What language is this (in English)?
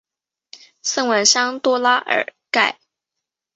Chinese